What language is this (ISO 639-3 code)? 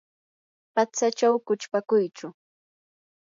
qur